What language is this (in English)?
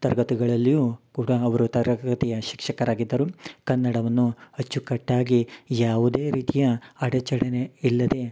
Kannada